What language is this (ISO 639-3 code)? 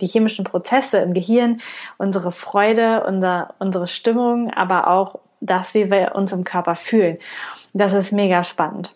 deu